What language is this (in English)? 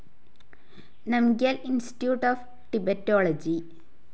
Malayalam